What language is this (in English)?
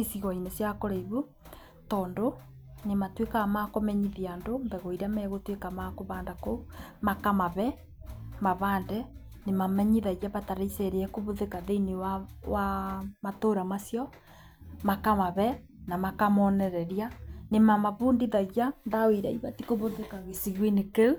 Kikuyu